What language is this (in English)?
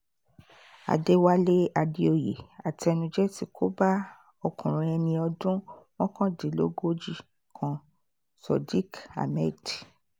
Yoruba